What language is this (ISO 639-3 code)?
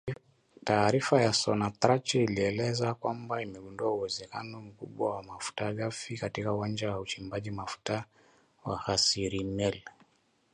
swa